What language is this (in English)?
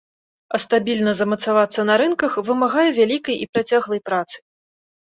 Belarusian